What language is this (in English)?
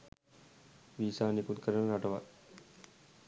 Sinhala